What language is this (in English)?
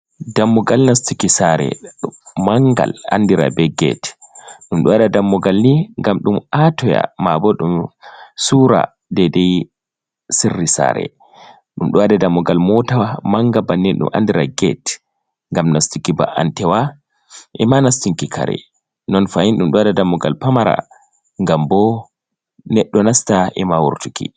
Fula